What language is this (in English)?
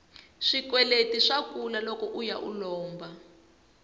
Tsonga